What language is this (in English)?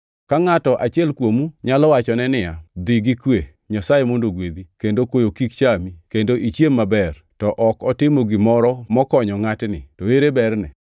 Luo (Kenya and Tanzania)